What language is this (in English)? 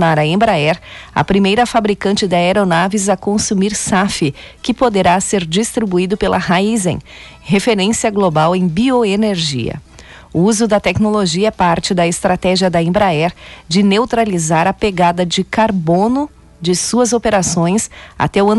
Portuguese